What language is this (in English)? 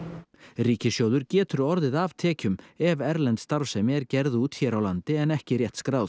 Icelandic